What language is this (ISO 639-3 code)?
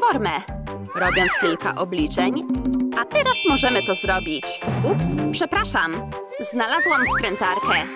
pol